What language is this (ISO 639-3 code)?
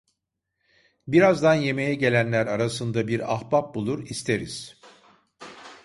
tur